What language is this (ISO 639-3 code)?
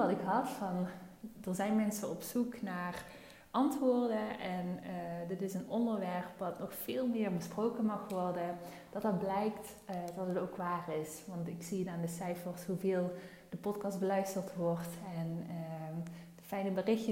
nld